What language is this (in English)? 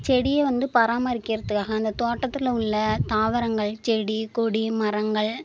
Tamil